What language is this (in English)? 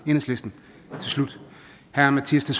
Danish